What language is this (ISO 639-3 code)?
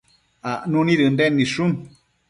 mcf